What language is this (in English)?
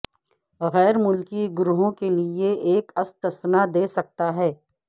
Urdu